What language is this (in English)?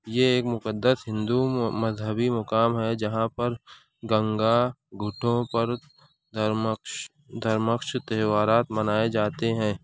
Urdu